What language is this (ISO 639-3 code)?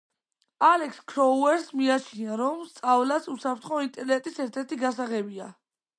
kat